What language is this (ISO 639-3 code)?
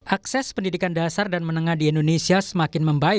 ind